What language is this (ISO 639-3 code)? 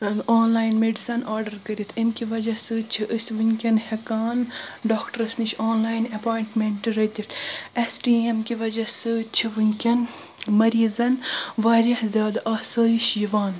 kas